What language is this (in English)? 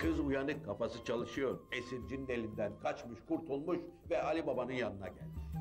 Turkish